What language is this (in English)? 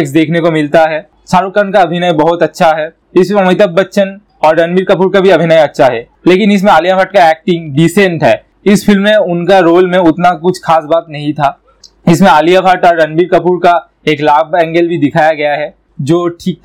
Hindi